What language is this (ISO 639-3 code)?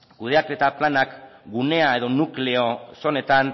eus